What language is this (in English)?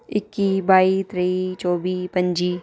Dogri